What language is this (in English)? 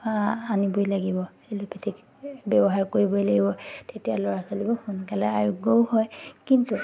Assamese